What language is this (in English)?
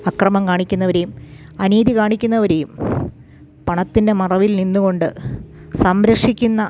Malayalam